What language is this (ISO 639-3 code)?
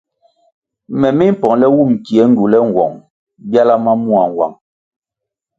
nmg